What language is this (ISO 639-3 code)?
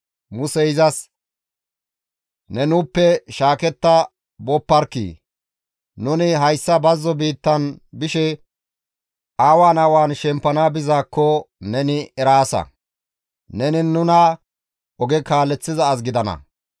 gmv